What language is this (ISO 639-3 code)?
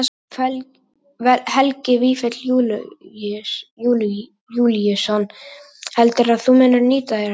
isl